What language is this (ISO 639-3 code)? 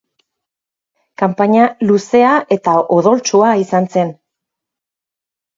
eus